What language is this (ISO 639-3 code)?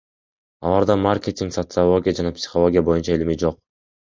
kir